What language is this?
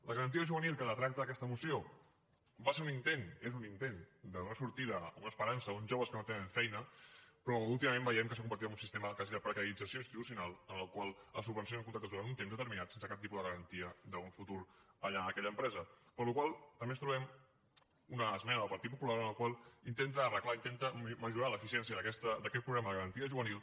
Catalan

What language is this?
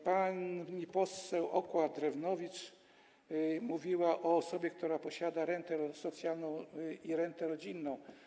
Polish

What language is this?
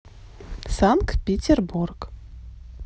Russian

